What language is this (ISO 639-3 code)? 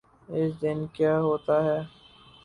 urd